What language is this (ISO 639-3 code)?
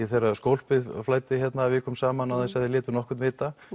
isl